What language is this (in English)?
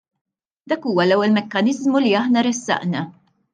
Maltese